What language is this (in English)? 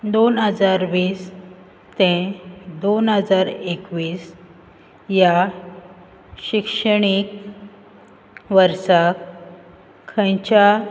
Konkani